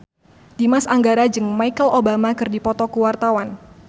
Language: Sundanese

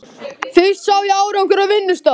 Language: Icelandic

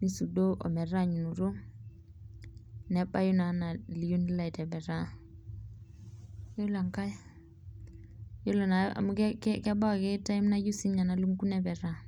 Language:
Masai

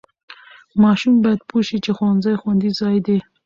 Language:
Pashto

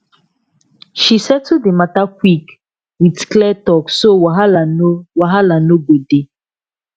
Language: Nigerian Pidgin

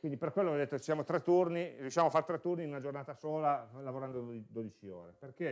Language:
Italian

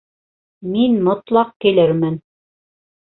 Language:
Bashkir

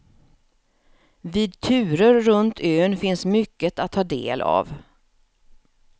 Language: Swedish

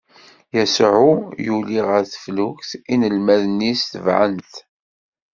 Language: Kabyle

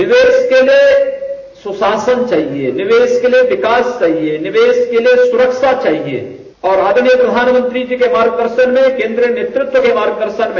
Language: Hindi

